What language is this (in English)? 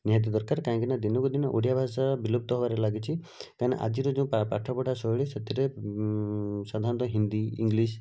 Odia